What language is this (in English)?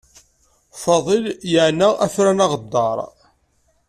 Kabyle